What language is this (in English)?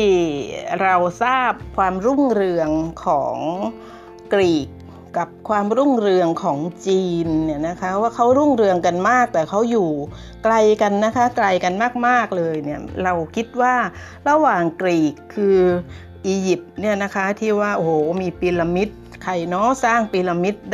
Thai